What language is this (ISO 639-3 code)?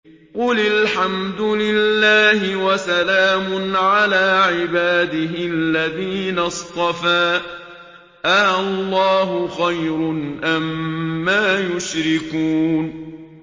ara